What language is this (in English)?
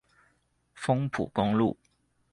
Chinese